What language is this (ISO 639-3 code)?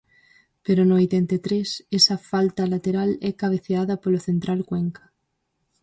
glg